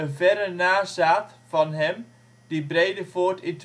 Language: Dutch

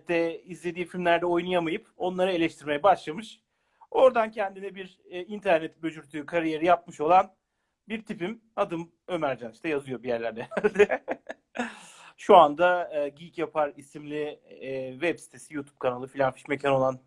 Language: Turkish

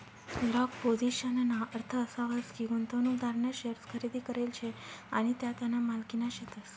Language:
Marathi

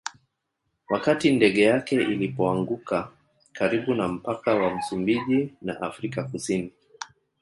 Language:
Swahili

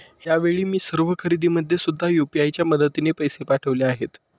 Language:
Marathi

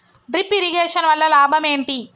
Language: Telugu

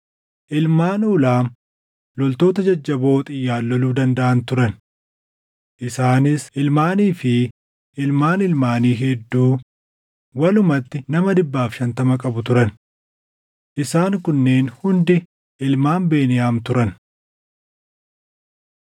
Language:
Oromo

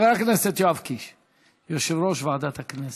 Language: Hebrew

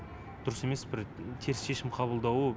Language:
Kazakh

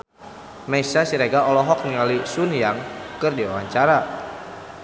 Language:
Sundanese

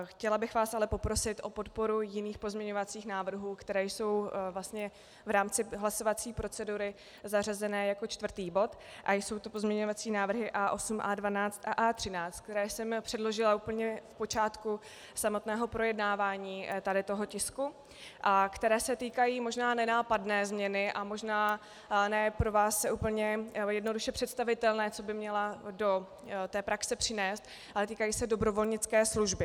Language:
Czech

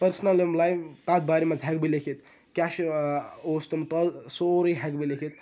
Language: Kashmiri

